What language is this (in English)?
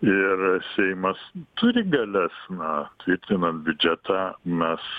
Lithuanian